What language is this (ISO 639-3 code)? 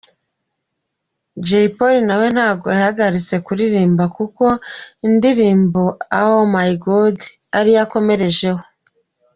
kin